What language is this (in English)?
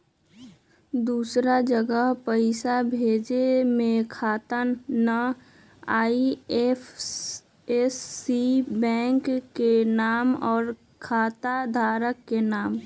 Magahi